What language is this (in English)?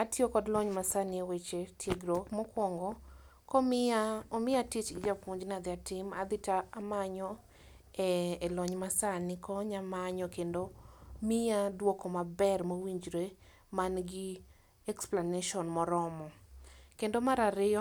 Luo (Kenya and Tanzania)